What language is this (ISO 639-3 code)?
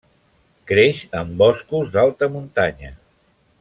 cat